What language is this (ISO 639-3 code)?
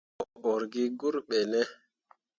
mua